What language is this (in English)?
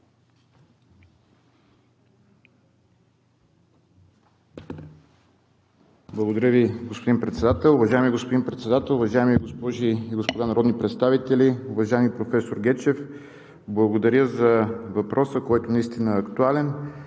Bulgarian